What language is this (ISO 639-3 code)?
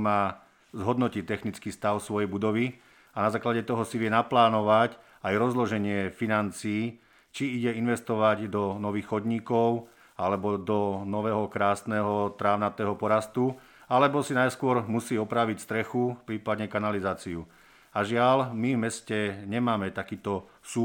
slk